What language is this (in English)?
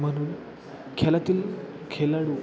Marathi